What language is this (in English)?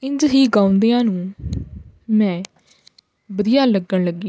Punjabi